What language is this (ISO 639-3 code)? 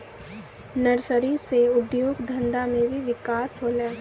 mai